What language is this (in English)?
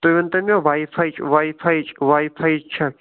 Kashmiri